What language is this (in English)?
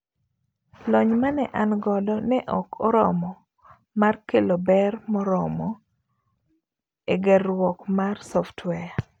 Luo (Kenya and Tanzania)